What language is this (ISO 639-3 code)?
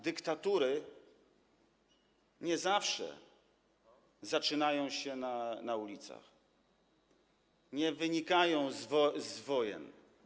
pol